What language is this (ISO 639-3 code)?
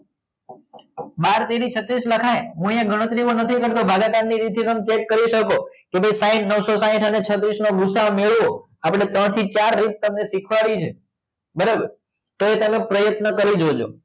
guj